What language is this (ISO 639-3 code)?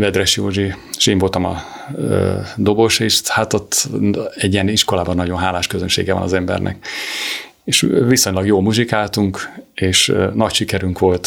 hun